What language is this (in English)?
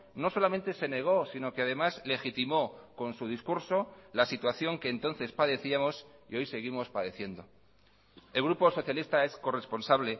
Spanish